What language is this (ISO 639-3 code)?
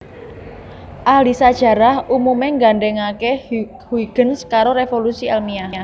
jav